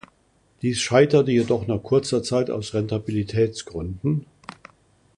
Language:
German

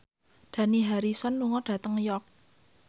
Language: Javanese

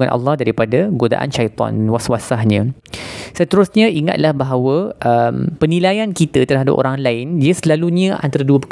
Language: Malay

